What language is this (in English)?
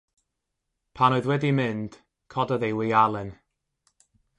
Welsh